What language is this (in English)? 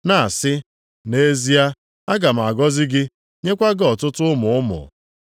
Igbo